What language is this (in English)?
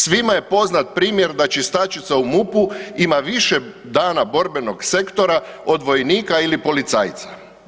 Croatian